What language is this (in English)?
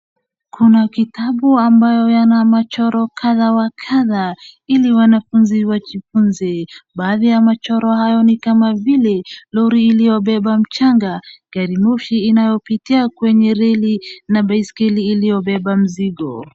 Swahili